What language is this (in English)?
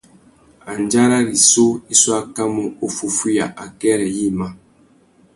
Tuki